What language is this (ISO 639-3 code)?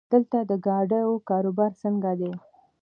pus